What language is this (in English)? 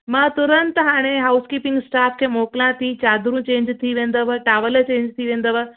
Sindhi